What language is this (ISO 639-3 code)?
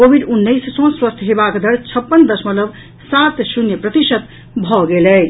mai